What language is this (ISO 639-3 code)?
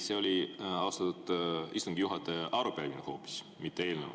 est